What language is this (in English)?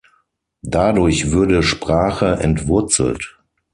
German